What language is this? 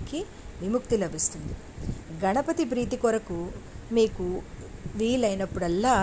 Telugu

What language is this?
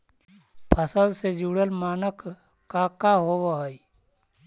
Magahi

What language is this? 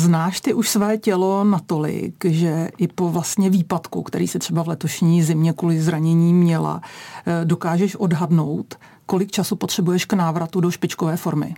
Czech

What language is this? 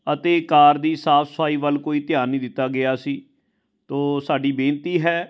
Punjabi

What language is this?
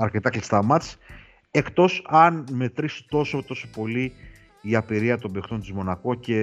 Greek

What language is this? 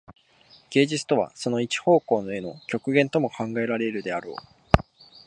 Japanese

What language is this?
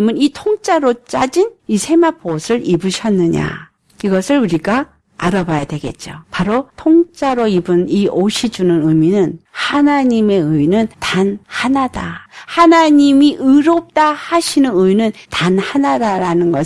Korean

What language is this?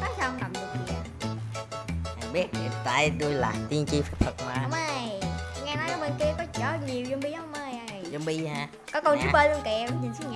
Vietnamese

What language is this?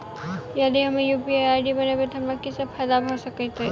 Maithili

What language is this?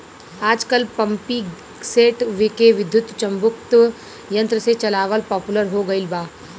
Bhojpuri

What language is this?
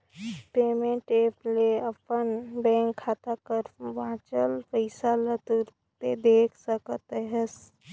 Chhattisgarhi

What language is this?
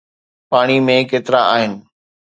Sindhi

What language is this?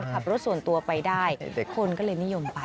Thai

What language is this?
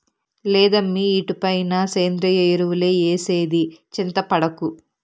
Telugu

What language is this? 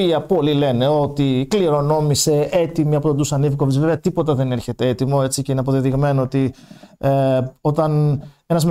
Greek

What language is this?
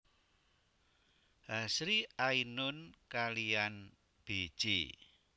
Javanese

